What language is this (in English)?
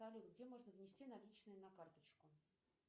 Russian